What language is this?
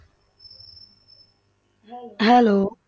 Punjabi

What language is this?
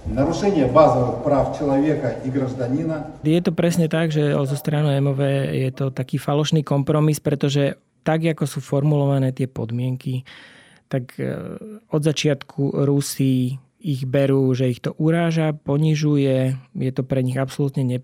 Slovak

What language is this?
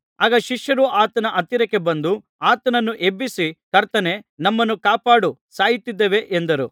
Kannada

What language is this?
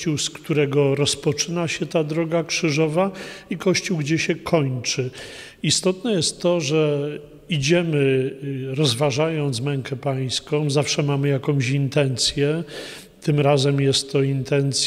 Polish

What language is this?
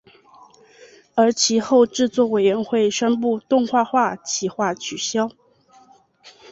Chinese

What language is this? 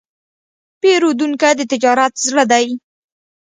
Pashto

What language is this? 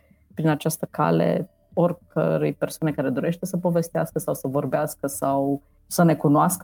Romanian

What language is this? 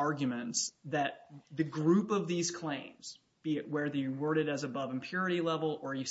English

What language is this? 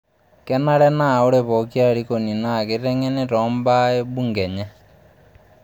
Masai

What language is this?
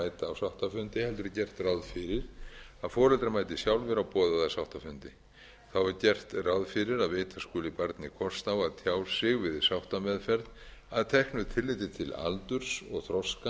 Icelandic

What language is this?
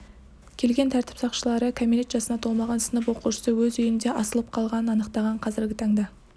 Kazakh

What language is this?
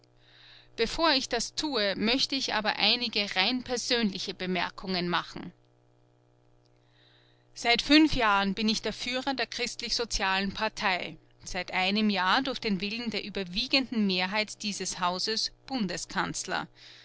German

